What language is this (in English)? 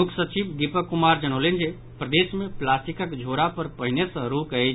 Maithili